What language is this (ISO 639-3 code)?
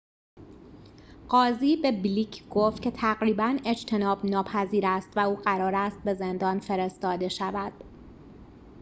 fas